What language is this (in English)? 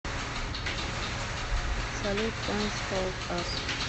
Russian